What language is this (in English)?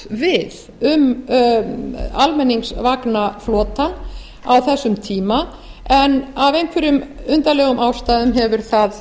Icelandic